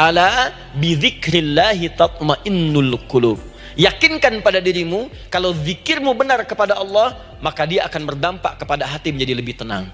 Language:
Indonesian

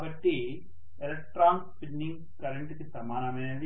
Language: Telugu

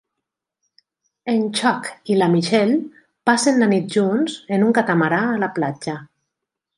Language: Catalan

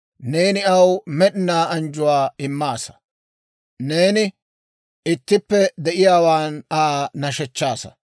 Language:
Dawro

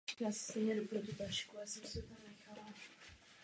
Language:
Czech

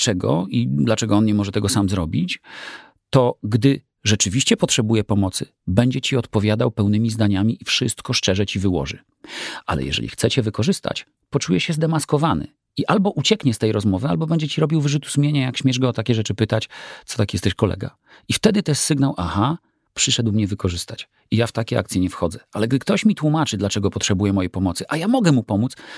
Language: Polish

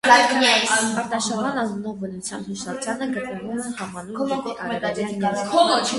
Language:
Armenian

